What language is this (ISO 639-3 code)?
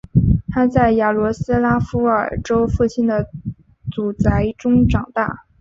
zho